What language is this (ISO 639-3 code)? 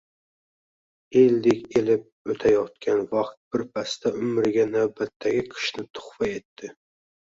uzb